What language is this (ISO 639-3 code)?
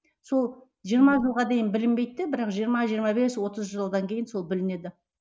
kaz